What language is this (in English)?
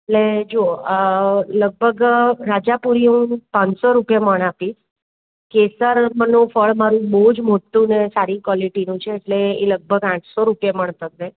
Gujarati